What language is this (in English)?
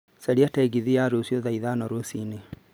Kikuyu